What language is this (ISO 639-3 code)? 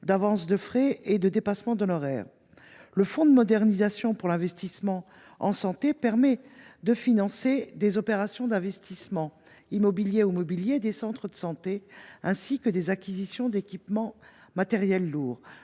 fra